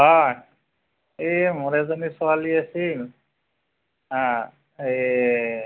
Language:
Assamese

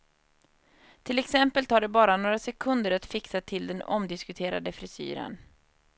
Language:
Swedish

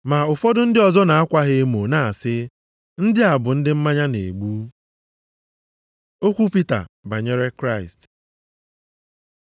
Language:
Igbo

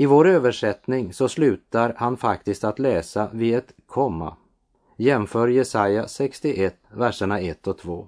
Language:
Swedish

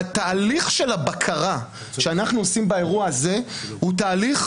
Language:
Hebrew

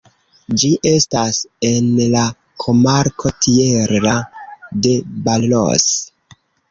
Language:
Esperanto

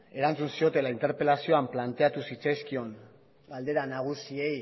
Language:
Basque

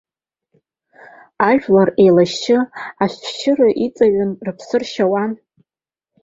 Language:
Abkhazian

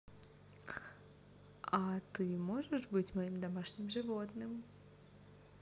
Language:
Russian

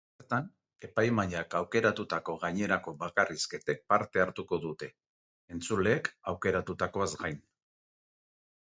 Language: Basque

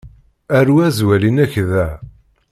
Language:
Kabyle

